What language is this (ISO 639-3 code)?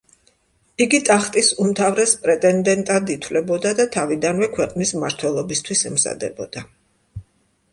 kat